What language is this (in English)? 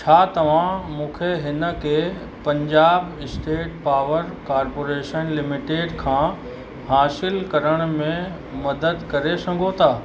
Sindhi